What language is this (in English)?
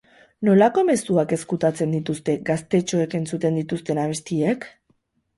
Basque